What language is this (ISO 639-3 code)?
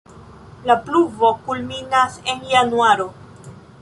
epo